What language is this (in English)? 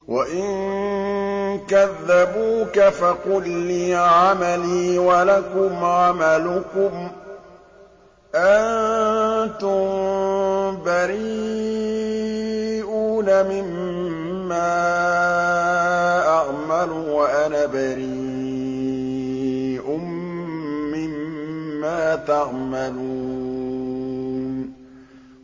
Arabic